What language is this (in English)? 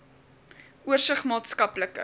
Afrikaans